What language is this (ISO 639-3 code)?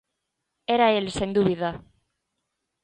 glg